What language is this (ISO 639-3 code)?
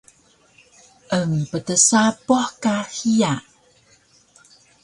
trv